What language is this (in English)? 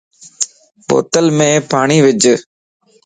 Lasi